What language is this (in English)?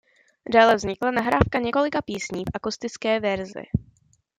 Czech